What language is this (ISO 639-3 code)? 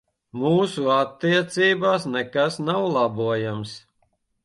lav